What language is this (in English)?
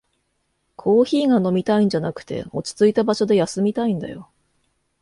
Japanese